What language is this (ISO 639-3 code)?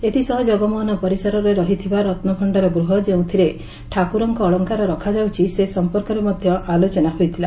ori